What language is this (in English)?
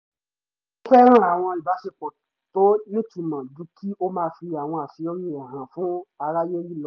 Yoruba